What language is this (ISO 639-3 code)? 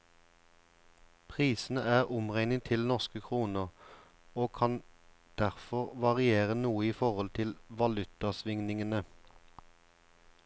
nor